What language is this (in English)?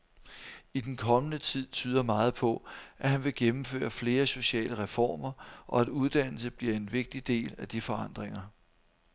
Danish